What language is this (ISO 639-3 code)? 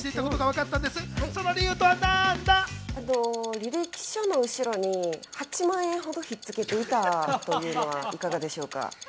jpn